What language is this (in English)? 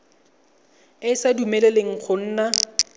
Tswana